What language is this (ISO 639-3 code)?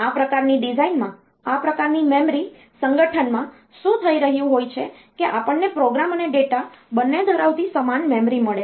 guj